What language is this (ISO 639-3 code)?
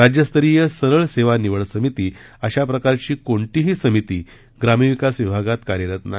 mar